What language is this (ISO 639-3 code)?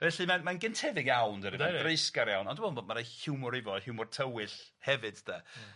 cym